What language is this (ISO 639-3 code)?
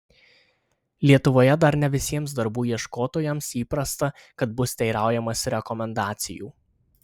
lit